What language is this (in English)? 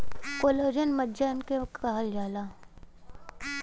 Bhojpuri